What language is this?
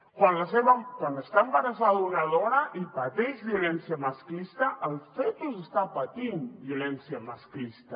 Catalan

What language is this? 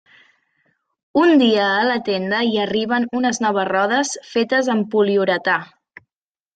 Catalan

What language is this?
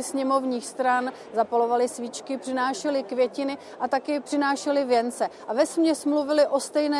Czech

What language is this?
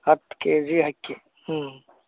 Kannada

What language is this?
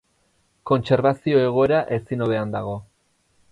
Basque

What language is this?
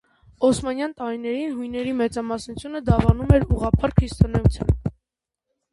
Armenian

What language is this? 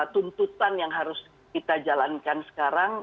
Indonesian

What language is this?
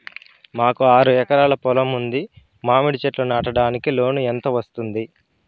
Telugu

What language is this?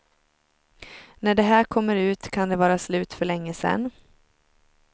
Swedish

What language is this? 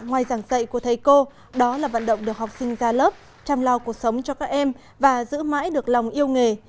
Vietnamese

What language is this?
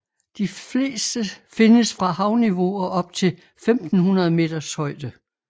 Danish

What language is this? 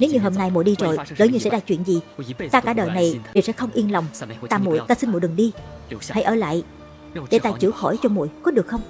Vietnamese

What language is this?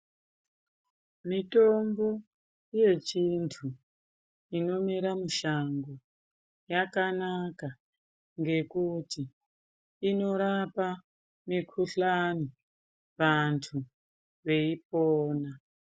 Ndau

